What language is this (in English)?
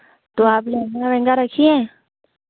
Hindi